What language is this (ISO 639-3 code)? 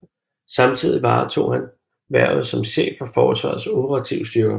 dan